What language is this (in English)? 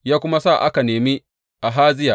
Hausa